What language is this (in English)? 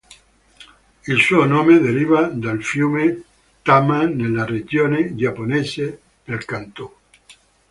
Italian